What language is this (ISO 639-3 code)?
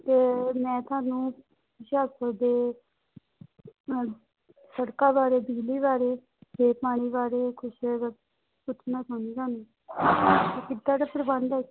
pan